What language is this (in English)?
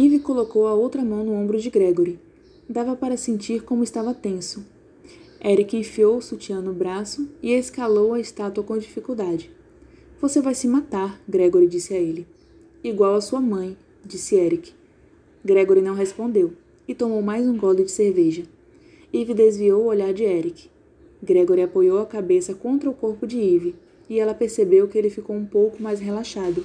Portuguese